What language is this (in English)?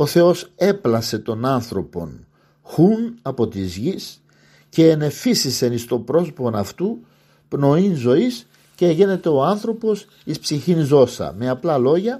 Greek